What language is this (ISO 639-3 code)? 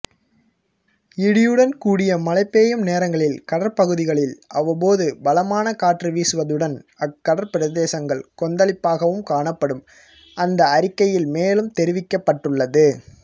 tam